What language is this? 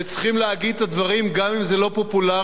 Hebrew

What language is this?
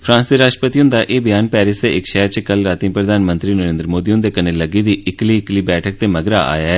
Dogri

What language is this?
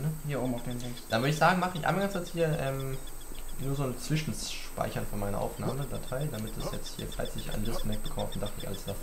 German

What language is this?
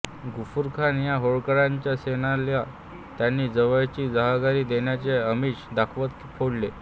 Marathi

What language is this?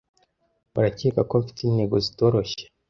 Kinyarwanda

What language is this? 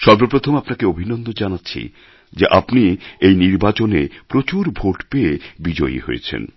Bangla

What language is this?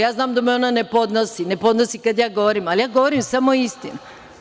Serbian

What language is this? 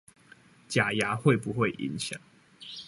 Chinese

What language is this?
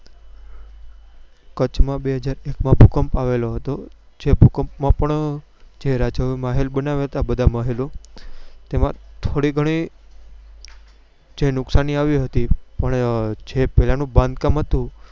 Gujarati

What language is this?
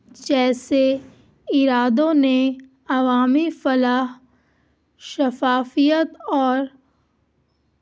Urdu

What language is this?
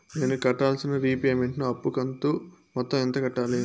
Telugu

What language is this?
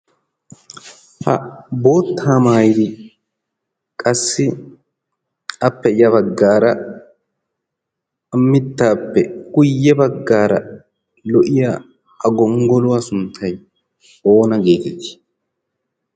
Wolaytta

